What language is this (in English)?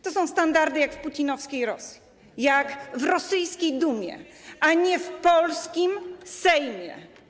Polish